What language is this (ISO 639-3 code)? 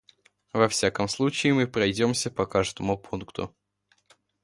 rus